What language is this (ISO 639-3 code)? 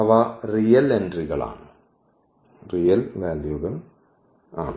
mal